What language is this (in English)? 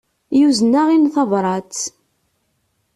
Kabyle